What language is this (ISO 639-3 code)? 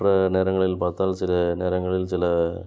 tam